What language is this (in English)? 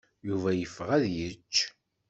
Kabyle